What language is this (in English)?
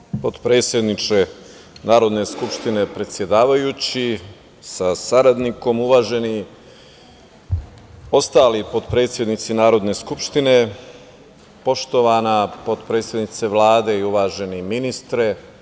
Serbian